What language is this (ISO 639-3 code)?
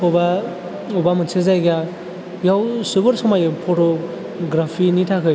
brx